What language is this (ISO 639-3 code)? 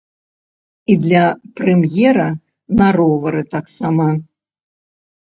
bel